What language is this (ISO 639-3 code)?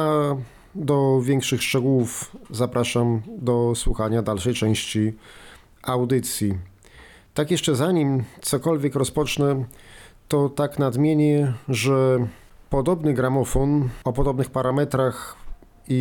pol